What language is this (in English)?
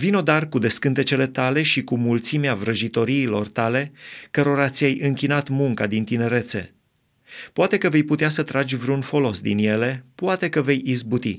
Romanian